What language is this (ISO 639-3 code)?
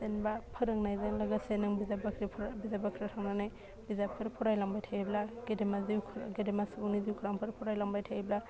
brx